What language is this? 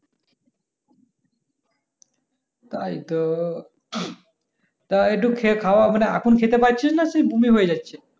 Bangla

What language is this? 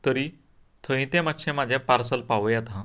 Konkani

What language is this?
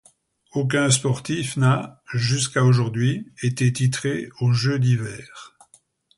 French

